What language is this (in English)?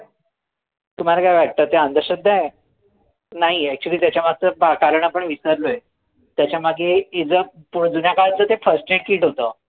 Marathi